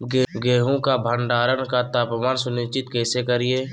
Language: Magahi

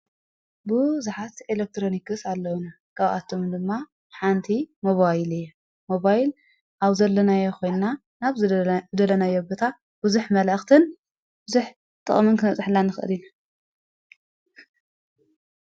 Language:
Tigrinya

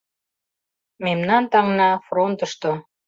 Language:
Mari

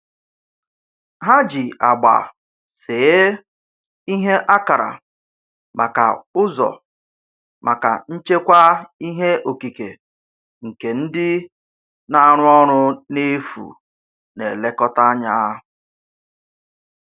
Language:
Igbo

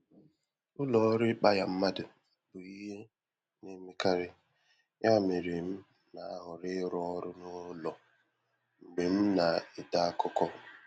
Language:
Igbo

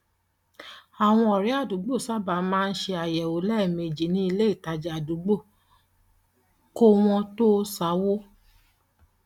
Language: Yoruba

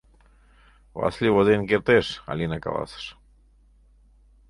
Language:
Mari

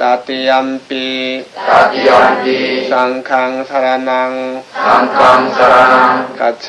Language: Korean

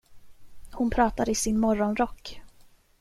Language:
Swedish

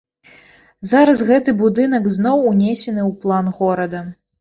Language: Belarusian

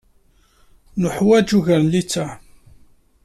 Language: Kabyle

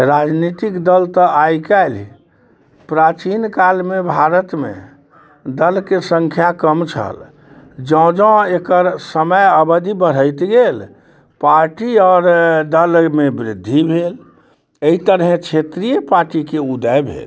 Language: Maithili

